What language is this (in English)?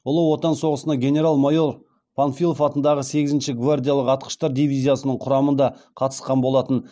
Kazakh